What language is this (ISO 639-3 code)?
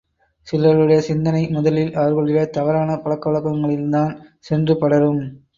tam